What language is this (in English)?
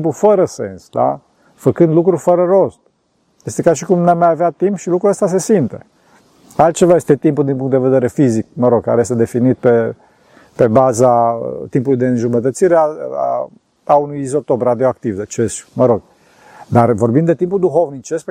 Romanian